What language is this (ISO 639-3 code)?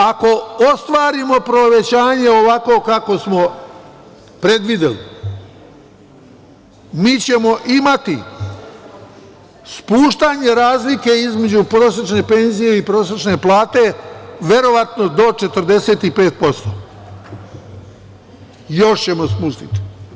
srp